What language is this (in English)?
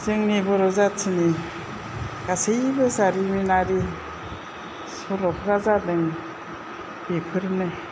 Bodo